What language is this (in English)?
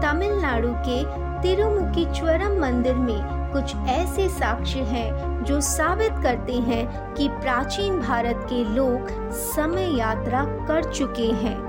Hindi